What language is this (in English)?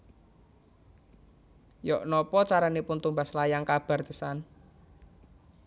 Javanese